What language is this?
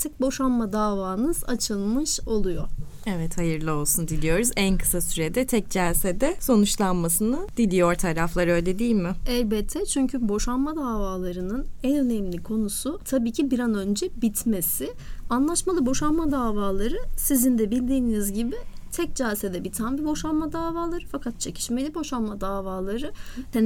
Turkish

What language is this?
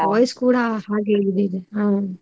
Kannada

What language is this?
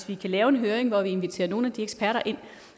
Danish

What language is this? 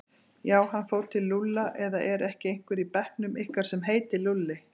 Icelandic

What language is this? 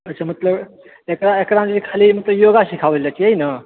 Maithili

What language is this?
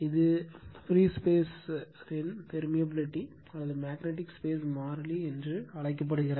Tamil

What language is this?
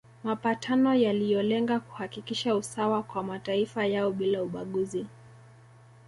Swahili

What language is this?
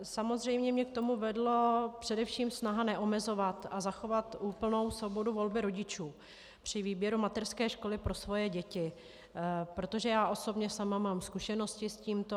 Czech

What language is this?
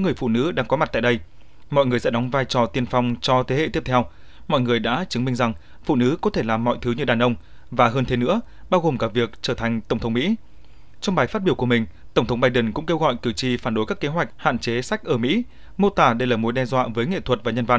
Vietnamese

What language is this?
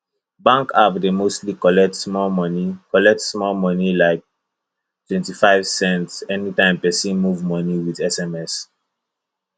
Nigerian Pidgin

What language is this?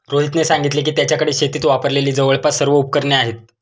Marathi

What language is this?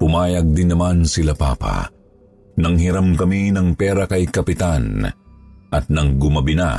Filipino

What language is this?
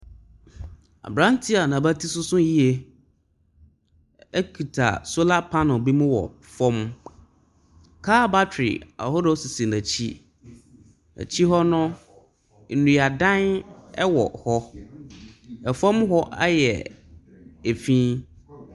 Akan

